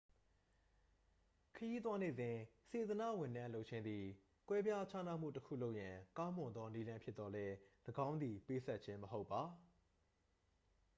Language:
Burmese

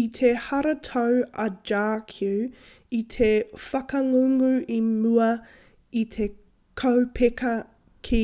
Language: Māori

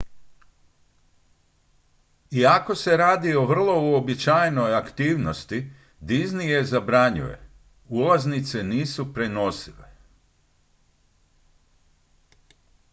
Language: Croatian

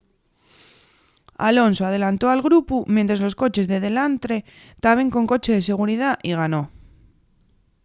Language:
Asturian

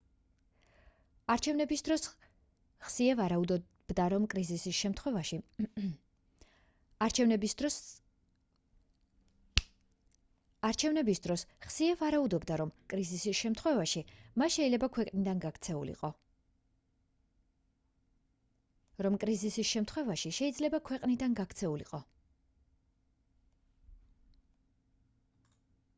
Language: Georgian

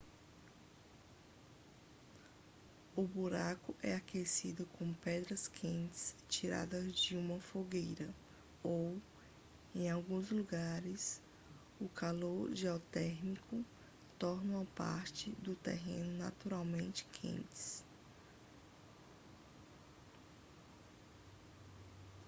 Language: Portuguese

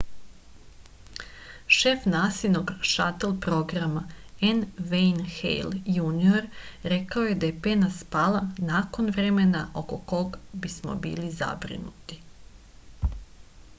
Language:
Serbian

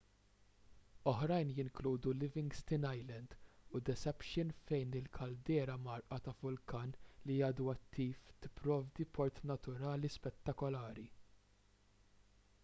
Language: Maltese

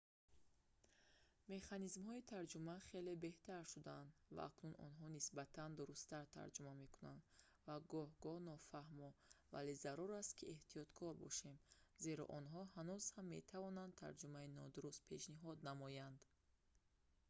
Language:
Tajik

